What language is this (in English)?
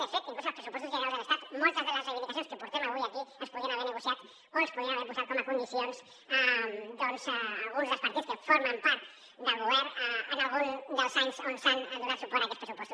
Catalan